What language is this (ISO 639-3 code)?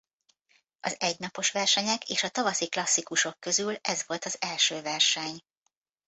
hun